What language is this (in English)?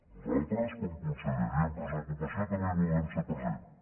Catalan